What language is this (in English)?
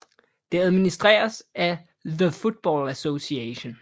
Danish